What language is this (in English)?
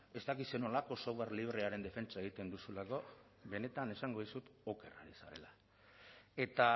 Basque